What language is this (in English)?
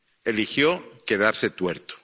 Spanish